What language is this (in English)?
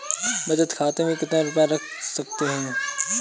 Hindi